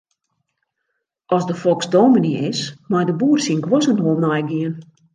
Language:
Western Frisian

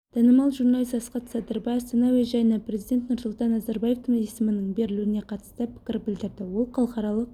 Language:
Kazakh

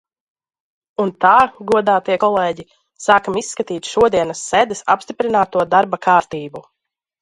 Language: Latvian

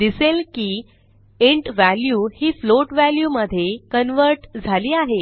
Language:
Marathi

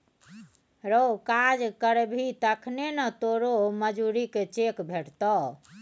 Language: Maithili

